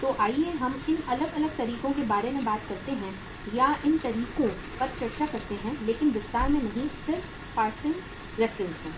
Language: Hindi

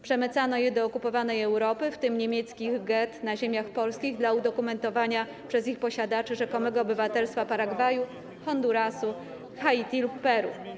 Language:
Polish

